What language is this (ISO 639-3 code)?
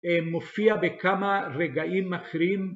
heb